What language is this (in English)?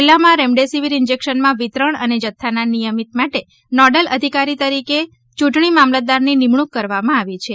Gujarati